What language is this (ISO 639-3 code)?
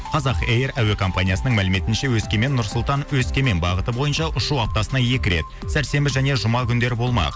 kaz